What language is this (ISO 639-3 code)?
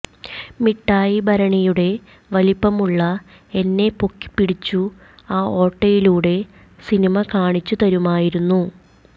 mal